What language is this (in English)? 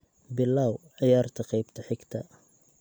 Somali